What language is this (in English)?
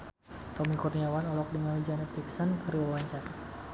Sundanese